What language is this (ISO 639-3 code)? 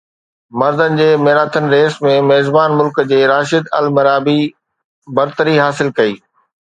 snd